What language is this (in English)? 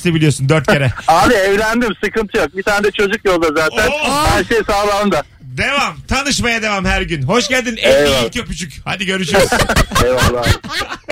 Turkish